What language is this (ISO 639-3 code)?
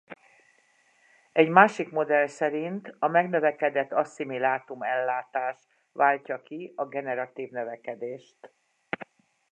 hun